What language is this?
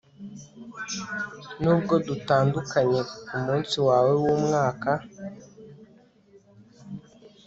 Kinyarwanda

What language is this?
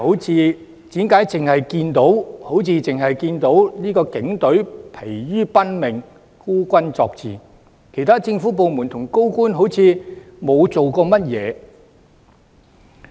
Cantonese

